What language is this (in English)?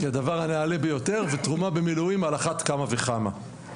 Hebrew